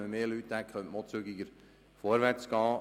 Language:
Swiss German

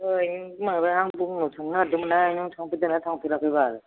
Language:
Bodo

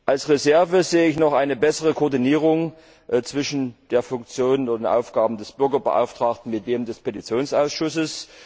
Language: German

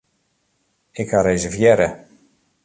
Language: Western Frisian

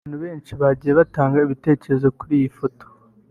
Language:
Kinyarwanda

